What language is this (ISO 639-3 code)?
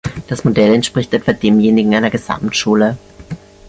deu